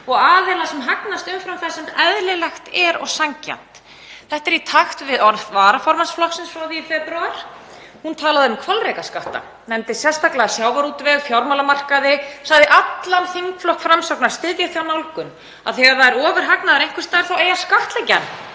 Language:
Icelandic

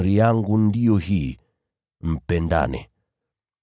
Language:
Swahili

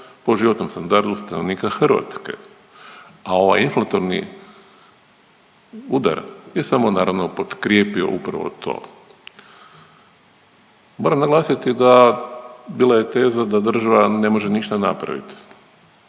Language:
Croatian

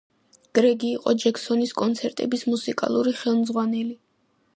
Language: Georgian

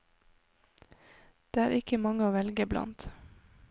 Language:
Norwegian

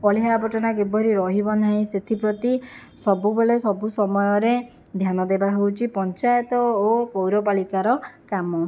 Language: Odia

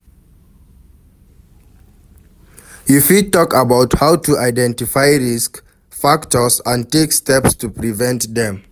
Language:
Nigerian Pidgin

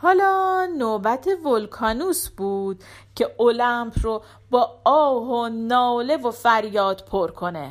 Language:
Persian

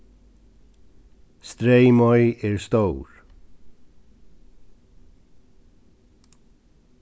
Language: Faroese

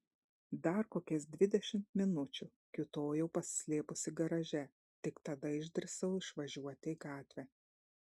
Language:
Lithuanian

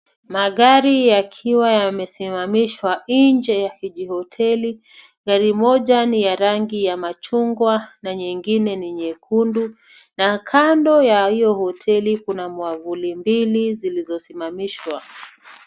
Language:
Swahili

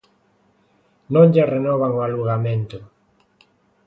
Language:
Galician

